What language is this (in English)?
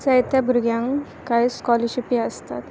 Konkani